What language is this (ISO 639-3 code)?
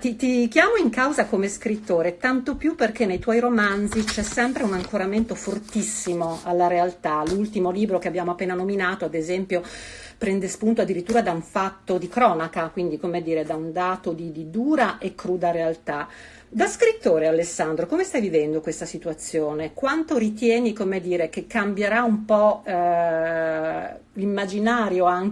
ita